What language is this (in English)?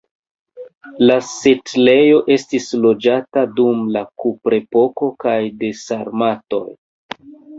Esperanto